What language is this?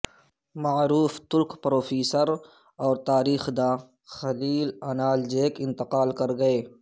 Urdu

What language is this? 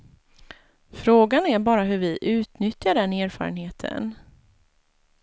Swedish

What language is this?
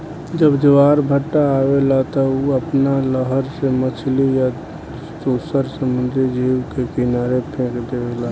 Bhojpuri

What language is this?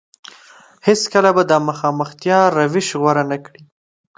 Pashto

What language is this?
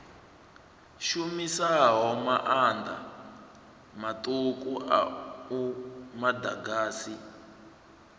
Venda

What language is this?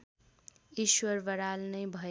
Nepali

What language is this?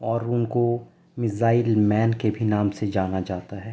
Urdu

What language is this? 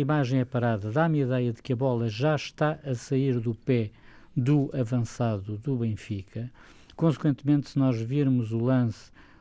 Portuguese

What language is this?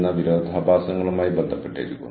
Malayalam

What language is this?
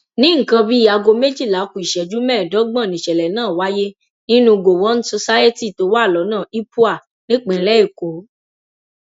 Yoruba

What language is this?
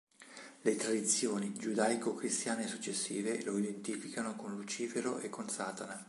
Italian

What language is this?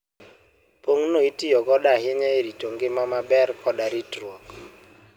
Luo (Kenya and Tanzania)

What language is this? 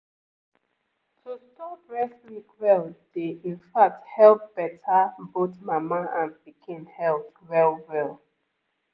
Nigerian Pidgin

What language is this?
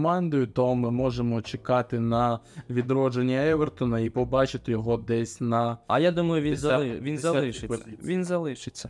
Ukrainian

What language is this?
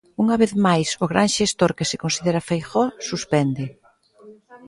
Galician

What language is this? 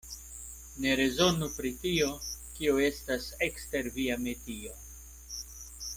Esperanto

